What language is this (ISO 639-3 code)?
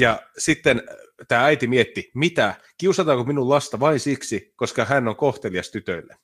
fin